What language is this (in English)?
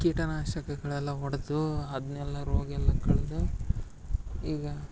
Kannada